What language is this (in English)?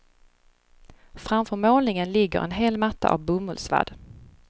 Swedish